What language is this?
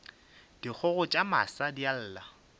Northern Sotho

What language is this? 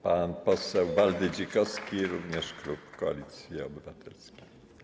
Polish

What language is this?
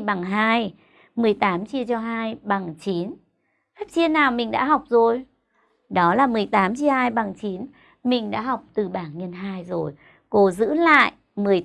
Vietnamese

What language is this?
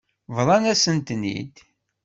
Kabyle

